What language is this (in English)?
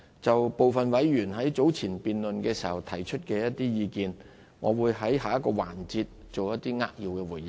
Cantonese